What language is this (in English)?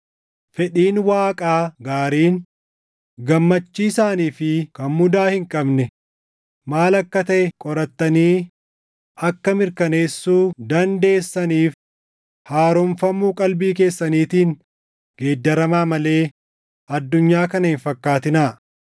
Oromo